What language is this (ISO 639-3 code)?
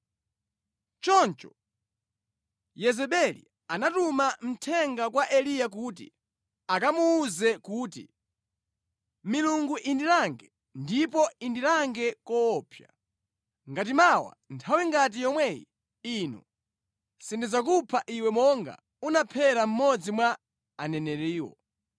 nya